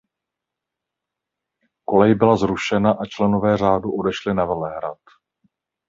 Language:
Czech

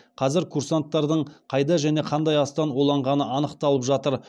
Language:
Kazakh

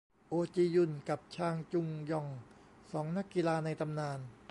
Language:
Thai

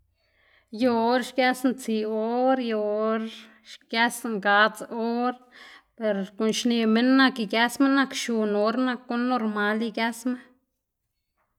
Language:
Xanaguía Zapotec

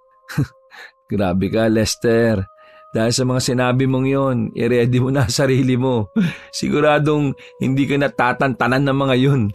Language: Filipino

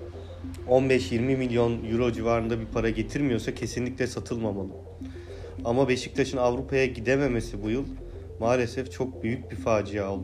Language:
Turkish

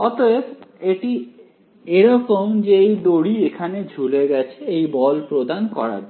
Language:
Bangla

